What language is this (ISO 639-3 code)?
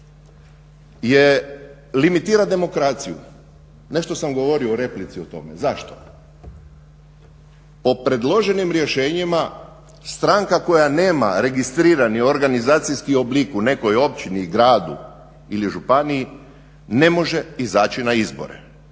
hrv